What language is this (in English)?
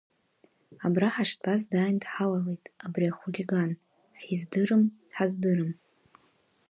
Abkhazian